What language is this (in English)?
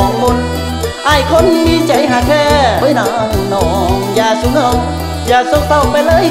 Thai